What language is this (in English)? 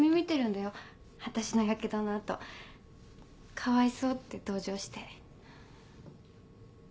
Japanese